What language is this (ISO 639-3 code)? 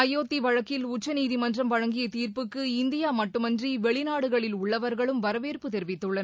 tam